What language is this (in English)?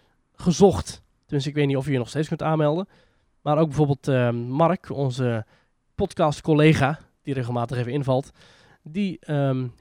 Dutch